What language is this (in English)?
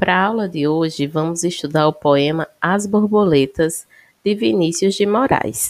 Portuguese